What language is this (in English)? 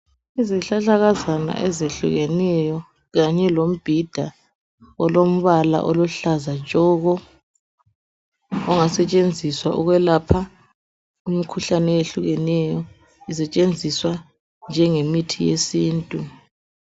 North Ndebele